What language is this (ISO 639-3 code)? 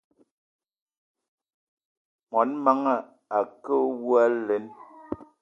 eto